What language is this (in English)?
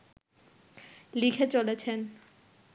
Bangla